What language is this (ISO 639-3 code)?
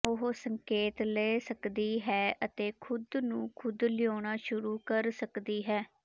pan